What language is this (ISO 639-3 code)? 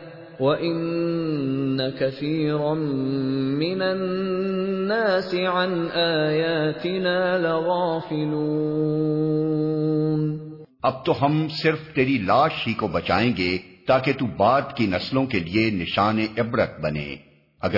urd